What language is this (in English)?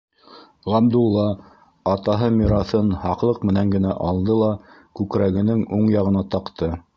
Bashkir